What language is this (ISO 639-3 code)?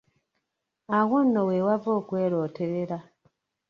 lug